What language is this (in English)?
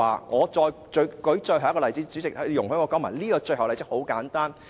Cantonese